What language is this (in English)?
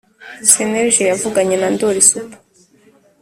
Kinyarwanda